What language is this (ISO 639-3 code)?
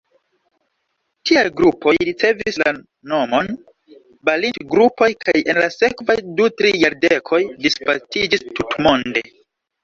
epo